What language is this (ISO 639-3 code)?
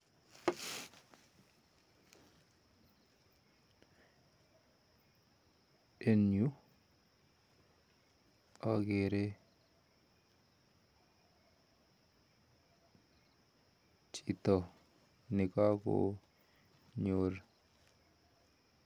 kln